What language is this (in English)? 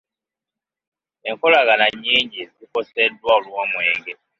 Ganda